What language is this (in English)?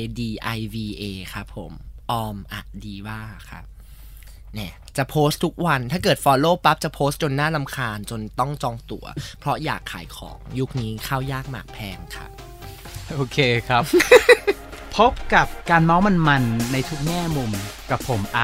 Thai